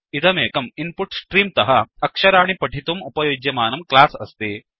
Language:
Sanskrit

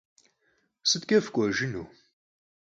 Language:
Kabardian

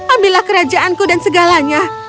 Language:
Indonesian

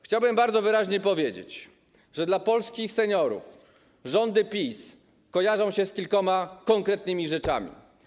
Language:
Polish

